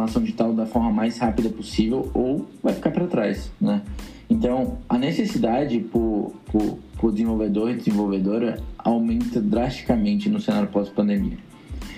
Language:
Portuguese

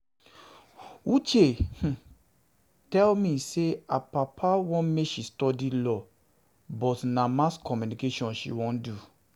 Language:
Nigerian Pidgin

